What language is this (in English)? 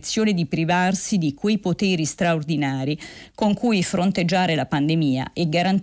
Italian